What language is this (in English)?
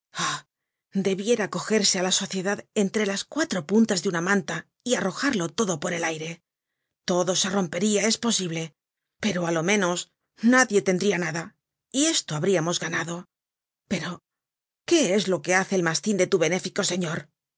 Spanish